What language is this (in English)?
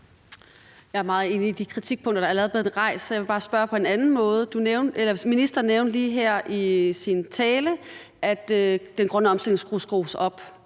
Danish